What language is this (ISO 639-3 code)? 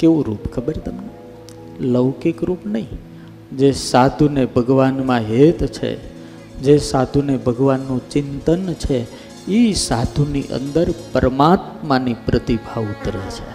guj